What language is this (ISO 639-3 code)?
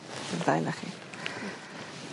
cym